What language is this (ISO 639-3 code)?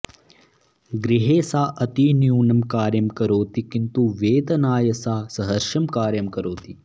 san